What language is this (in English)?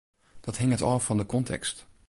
Western Frisian